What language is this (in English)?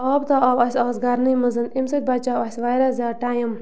Kashmiri